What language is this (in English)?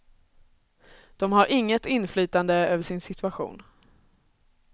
Swedish